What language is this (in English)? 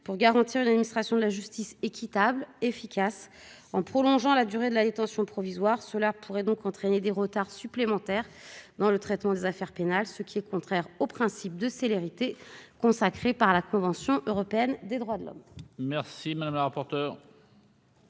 French